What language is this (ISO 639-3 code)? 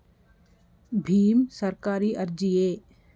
kan